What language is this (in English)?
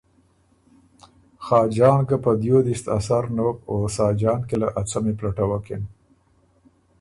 Ormuri